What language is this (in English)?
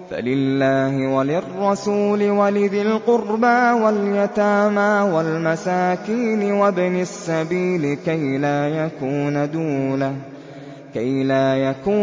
Arabic